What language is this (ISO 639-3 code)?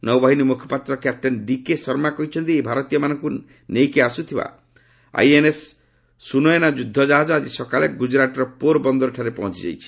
ori